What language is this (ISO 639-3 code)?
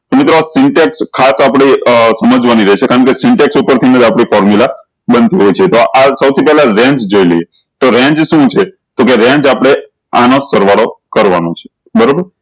guj